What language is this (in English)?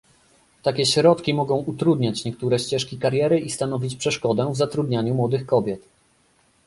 Polish